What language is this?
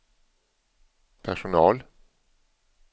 Swedish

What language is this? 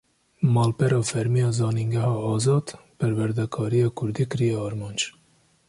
Kurdish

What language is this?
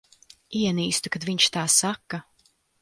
Latvian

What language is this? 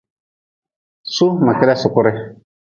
Nawdm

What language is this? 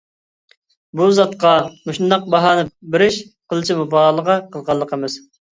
Uyghur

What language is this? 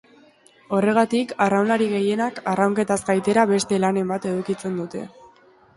Basque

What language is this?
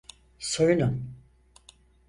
Turkish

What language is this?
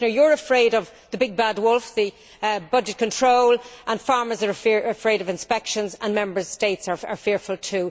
English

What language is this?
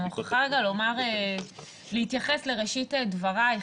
Hebrew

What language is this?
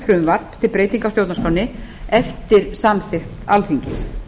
Icelandic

